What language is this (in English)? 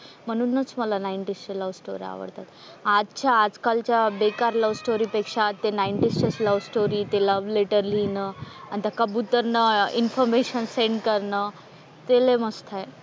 Marathi